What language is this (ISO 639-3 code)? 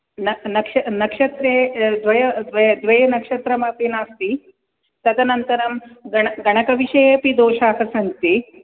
san